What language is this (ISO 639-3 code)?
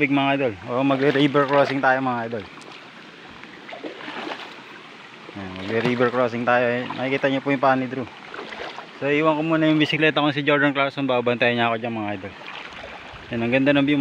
fil